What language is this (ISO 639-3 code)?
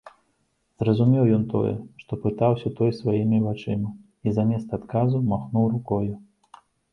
bel